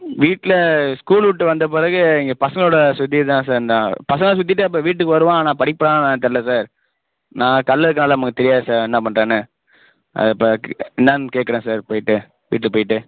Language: Tamil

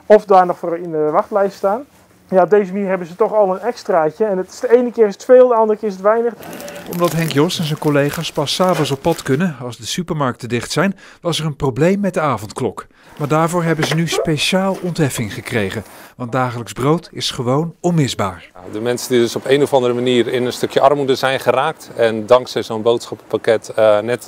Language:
Dutch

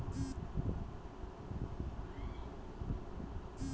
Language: Magahi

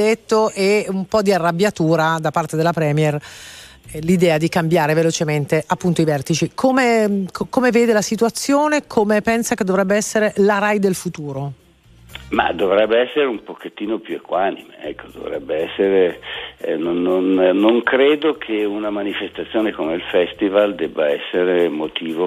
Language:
Italian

